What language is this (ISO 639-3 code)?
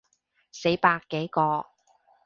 yue